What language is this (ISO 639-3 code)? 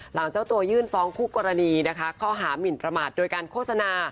tha